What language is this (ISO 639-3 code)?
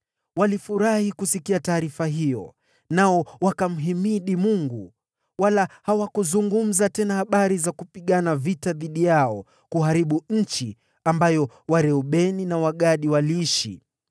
swa